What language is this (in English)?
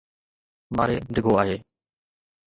Sindhi